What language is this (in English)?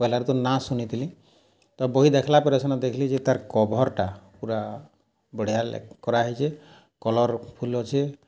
Odia